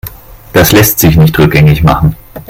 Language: German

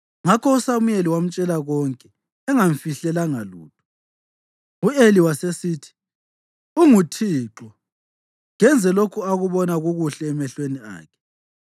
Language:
North Ndebele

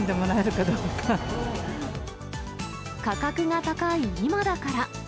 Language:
Japanese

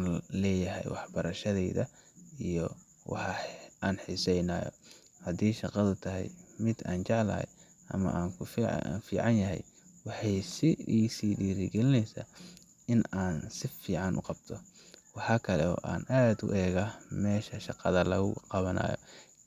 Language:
Somali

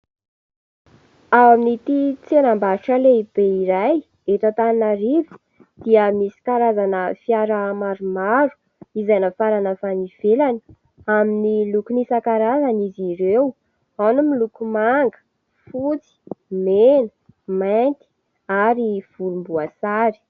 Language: Malagasy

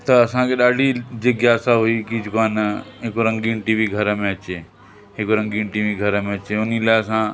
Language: Sindhi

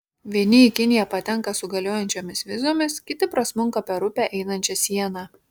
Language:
Lithuanian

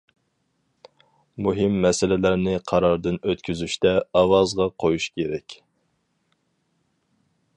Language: Uyghur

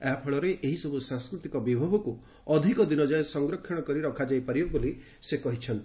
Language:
Odia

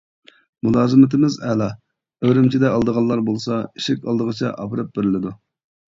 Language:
Uyghur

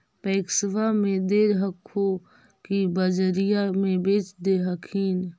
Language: Magahi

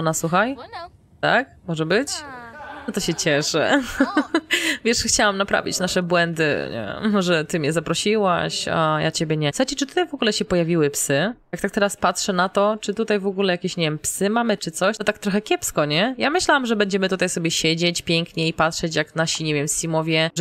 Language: Polish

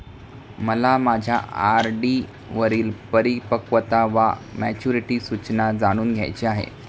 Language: Marathi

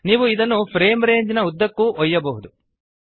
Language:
Kannada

